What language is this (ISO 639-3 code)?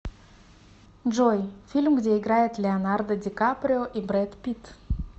rus